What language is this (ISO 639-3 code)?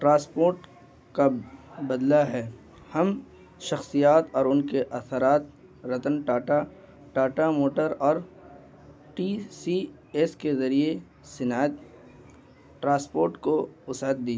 urd